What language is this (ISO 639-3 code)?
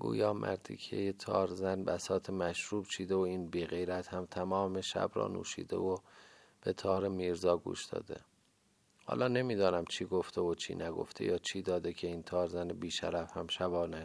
fas